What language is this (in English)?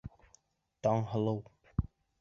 Bashkir